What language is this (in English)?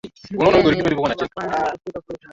Swahili